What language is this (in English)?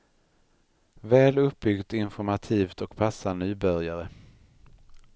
Swedish